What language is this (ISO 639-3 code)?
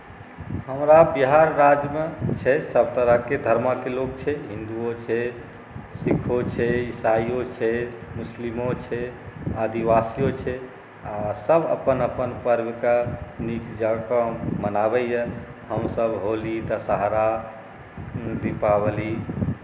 mai